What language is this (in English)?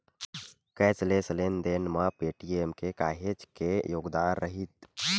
Chhattisgarhi